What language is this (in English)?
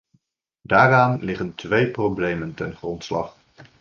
Dutch